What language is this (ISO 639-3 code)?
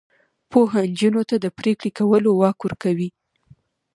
pus